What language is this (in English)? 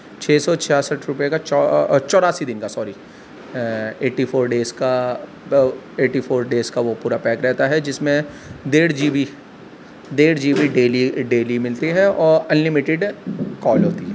Urdu